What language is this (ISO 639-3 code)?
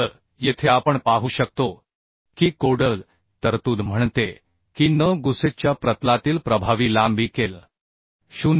mar